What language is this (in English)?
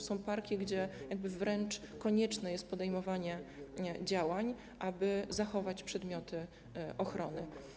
Polish